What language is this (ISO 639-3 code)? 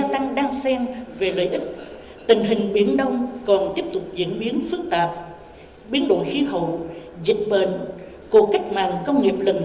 vie